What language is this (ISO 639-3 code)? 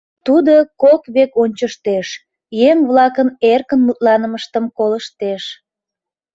chm